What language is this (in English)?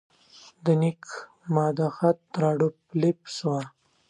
Pashto